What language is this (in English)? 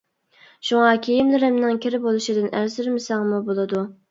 Uyghur